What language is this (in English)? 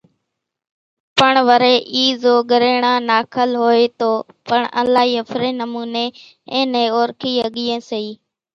Kachi Koli